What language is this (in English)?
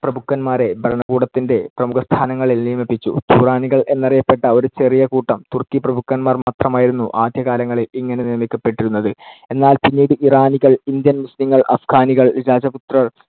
Malayalam